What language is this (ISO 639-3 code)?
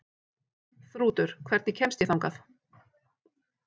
isl